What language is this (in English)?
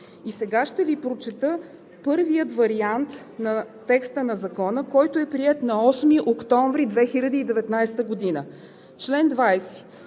Bulgarian